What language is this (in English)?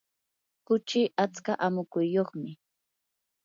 Yanahuanca Pasco Quechua